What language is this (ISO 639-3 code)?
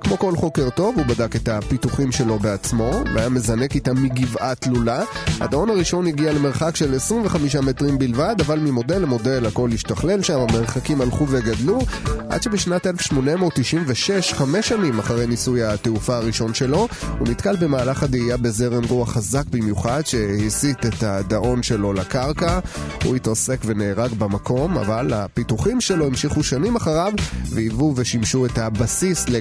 heb